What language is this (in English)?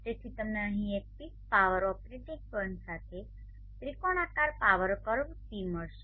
Gujarati